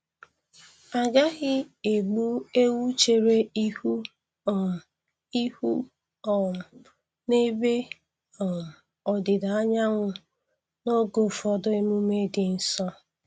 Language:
Igbo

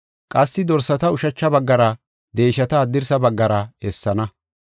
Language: Gofa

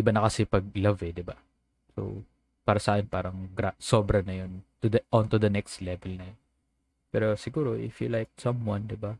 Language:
Filipino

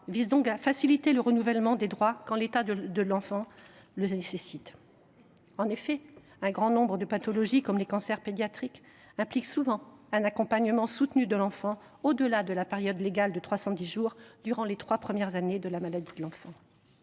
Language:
French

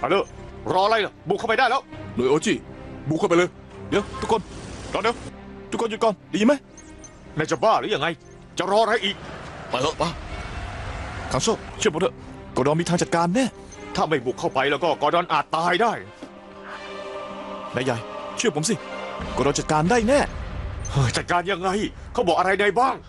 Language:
Thai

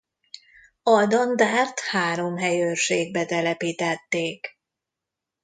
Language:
Hungarian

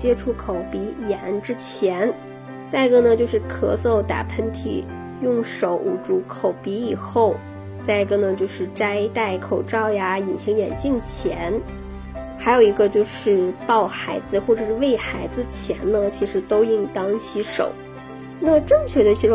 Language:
Chinese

